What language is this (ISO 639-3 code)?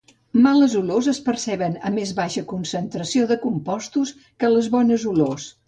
cat